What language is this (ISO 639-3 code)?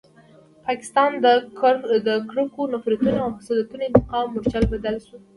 pus